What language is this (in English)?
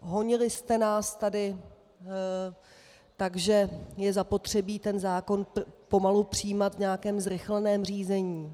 Czech